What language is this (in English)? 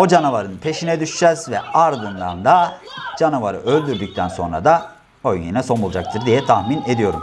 Turkish